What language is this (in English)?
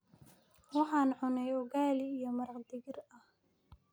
Somali